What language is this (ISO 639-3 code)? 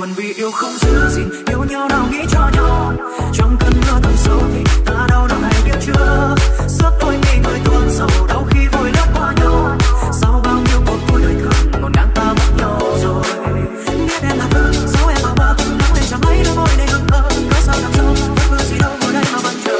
vie